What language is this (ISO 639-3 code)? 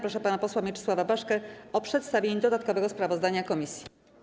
pol